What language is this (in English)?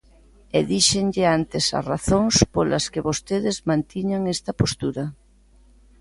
Galician